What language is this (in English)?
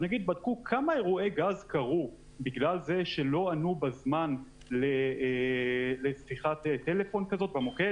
Hebrew